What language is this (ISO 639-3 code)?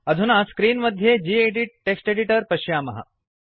san